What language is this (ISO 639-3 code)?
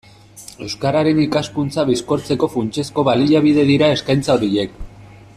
eus